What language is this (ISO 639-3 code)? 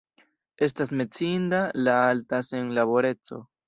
epo